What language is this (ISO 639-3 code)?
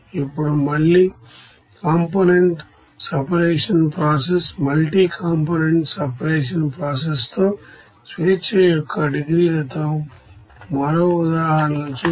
tel